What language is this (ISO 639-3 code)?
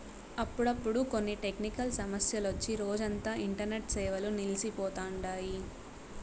tel